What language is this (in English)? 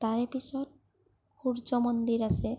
Assamese